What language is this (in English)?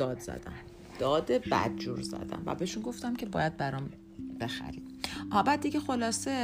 Persian